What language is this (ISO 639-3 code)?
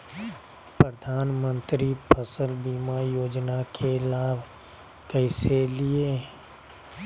mag